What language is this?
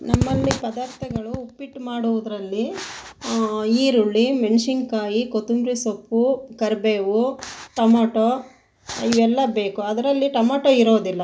Kannada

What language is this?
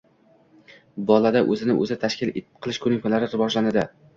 Uzbek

